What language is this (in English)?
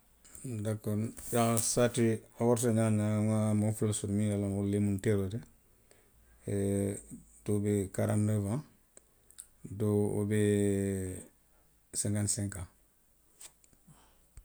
Western Maninkakan